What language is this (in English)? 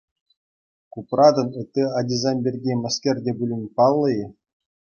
Chuvash